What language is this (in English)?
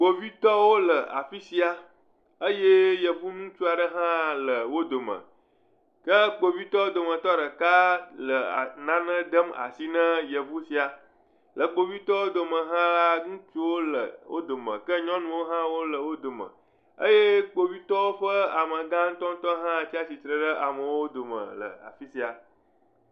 Ewe